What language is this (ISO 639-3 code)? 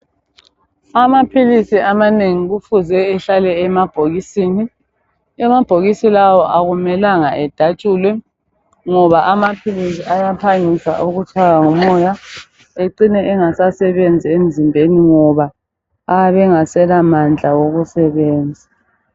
nde